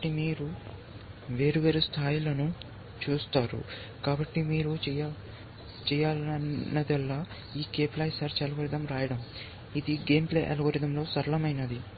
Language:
Telugu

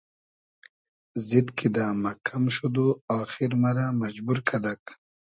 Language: Hazaragi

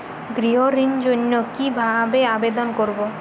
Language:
Bangla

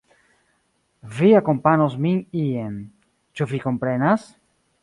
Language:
Esperanto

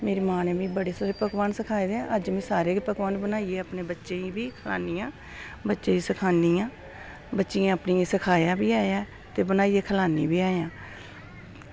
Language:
Dogri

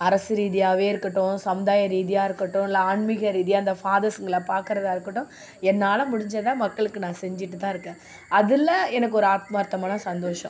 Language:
Tamil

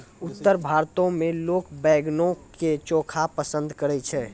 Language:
Maithili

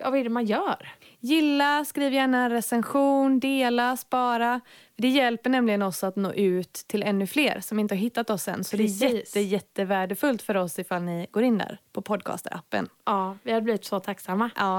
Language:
Swedish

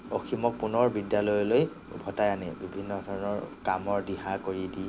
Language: Assamese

